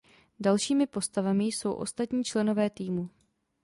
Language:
Czech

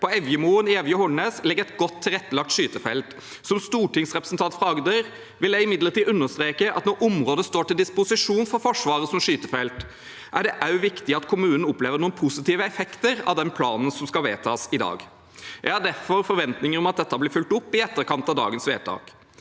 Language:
Norwegian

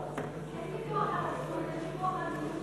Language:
Hebrew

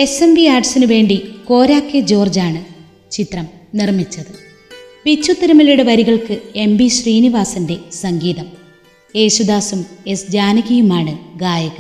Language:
Malayalam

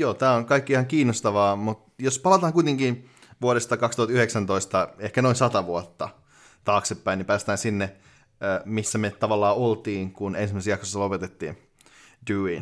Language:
Finnish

